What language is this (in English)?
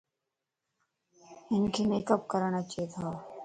Lasi